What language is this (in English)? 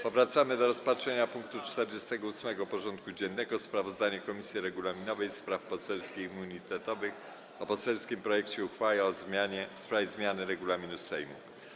Polish